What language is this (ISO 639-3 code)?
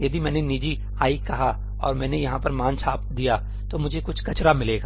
hin